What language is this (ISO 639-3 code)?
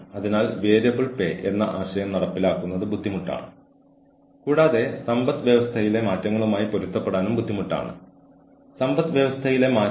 mal